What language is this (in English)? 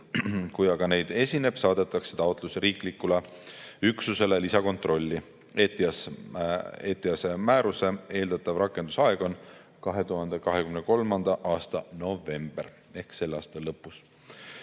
Estonian